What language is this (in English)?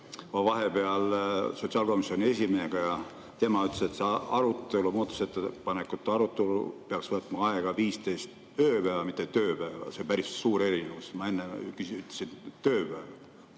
Estonian